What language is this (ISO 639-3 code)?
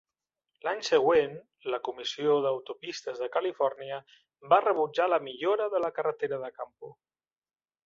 cat